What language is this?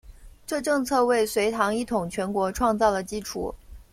Chinese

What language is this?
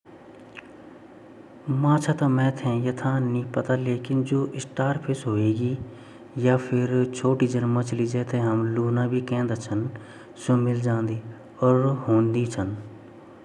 Garhwali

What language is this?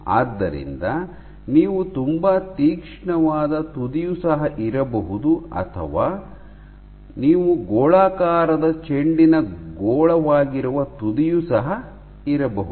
Kannada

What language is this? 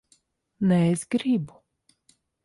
Latvian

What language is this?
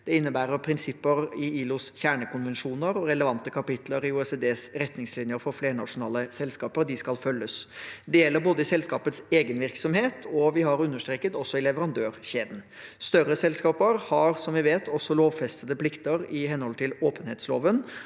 Norwegian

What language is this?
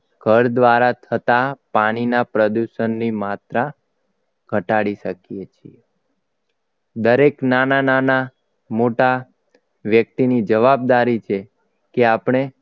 Gujarati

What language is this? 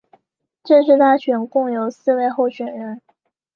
Chinese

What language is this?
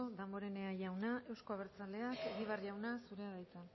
Basque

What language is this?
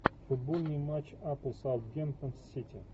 Russian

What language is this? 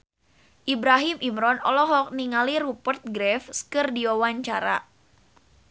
Sundanese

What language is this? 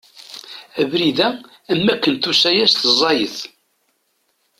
Kabyle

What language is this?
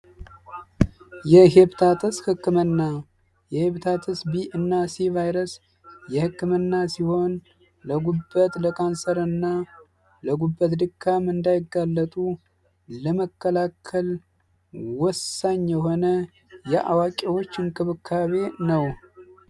Amharic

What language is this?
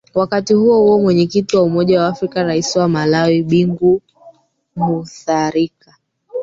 Swahili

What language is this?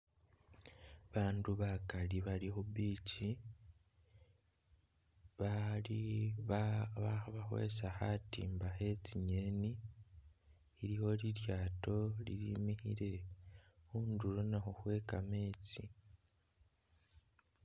Masaaba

